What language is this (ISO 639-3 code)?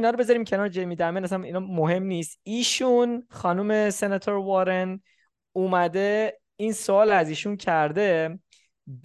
fas